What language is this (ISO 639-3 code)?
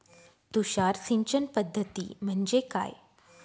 mar